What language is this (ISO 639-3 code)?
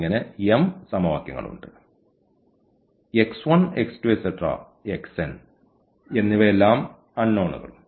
mal